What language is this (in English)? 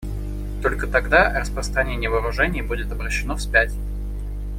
Russian